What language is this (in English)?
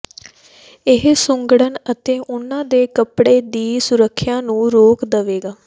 Punjabi